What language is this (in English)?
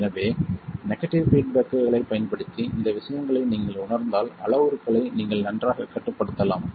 Tamil